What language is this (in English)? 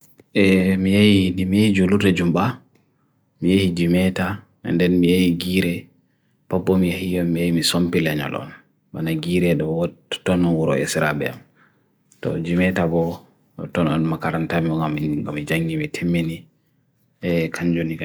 Bagirmi Fulfulde